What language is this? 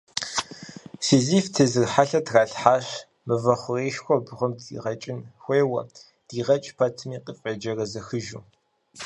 Kabardian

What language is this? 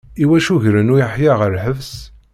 Kabyle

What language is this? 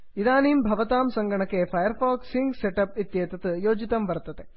Sanskrit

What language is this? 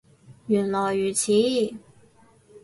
Cantonese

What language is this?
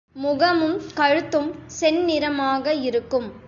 Tamil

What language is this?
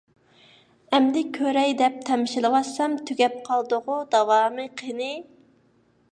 Uyghur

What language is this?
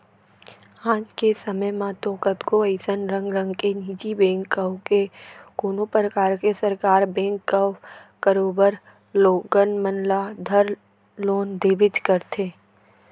Chhattisgarhi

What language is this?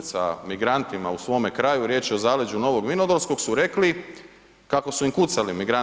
Croatian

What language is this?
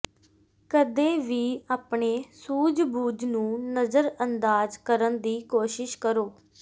Punjabi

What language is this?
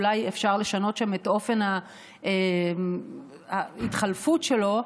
Hebrew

